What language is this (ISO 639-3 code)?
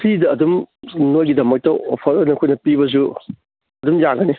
mni